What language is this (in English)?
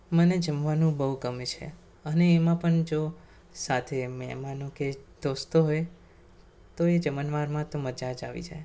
Gujarati